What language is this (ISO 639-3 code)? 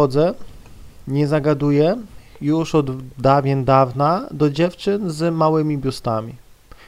pol